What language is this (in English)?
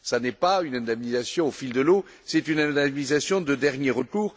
French